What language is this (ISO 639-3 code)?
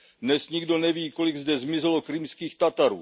ces